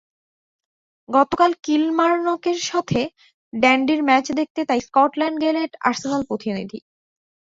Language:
Bangla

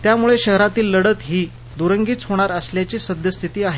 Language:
Marathi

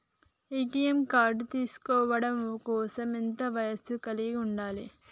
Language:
Telugu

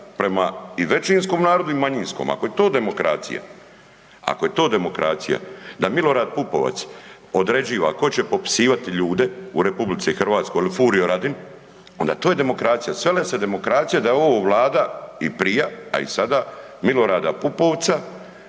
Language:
Croatian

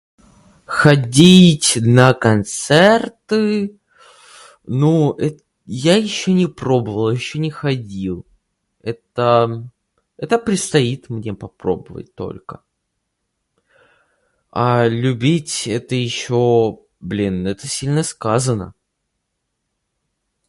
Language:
Russian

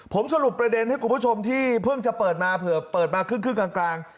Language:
Thai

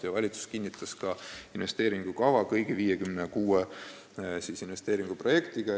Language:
Estonian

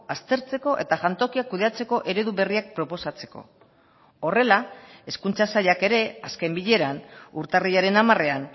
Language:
Basque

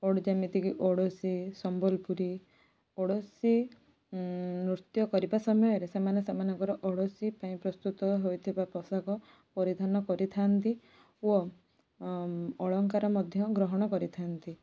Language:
Odia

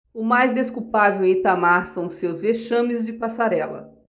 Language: Portuguese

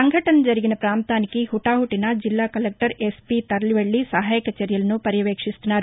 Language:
Telugu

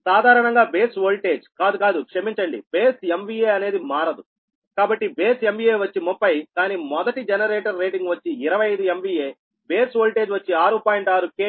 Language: Telugu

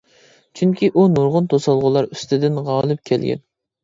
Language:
Uyghur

